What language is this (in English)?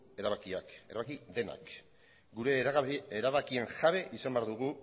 Basque